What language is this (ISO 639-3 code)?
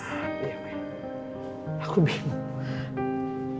ind